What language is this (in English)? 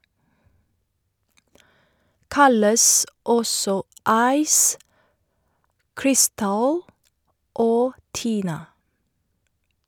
Norwegian